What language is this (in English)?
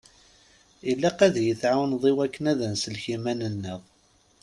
Kabyle